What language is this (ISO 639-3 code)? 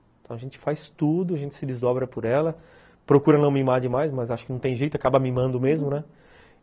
por